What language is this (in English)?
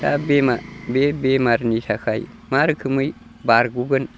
Bodo